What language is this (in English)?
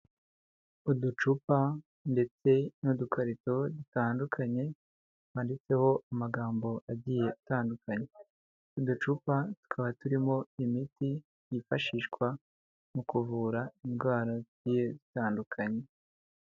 Kinyarwanda